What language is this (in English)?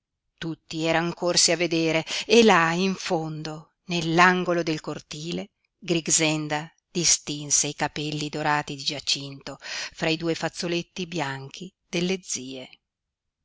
Italian